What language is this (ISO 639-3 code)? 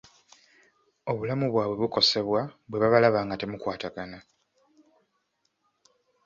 lug